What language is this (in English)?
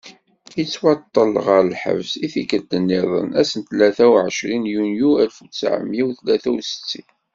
Kabyle